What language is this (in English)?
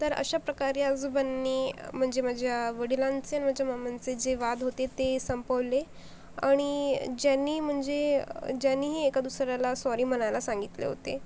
Marathi